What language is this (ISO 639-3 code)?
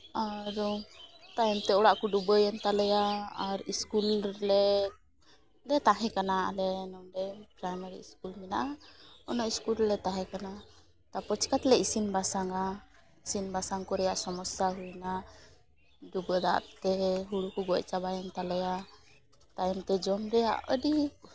sat